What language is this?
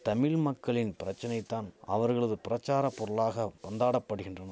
Tamil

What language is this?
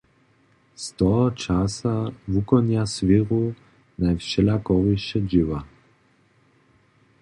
Upper Sorbian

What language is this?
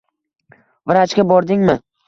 Uzbek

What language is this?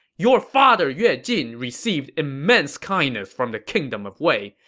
English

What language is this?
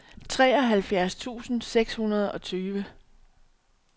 Danish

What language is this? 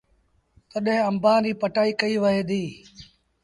Sindhi Bhil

